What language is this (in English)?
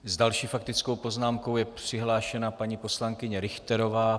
Czech